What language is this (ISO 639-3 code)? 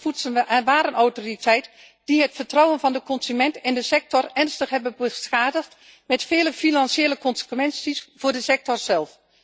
nld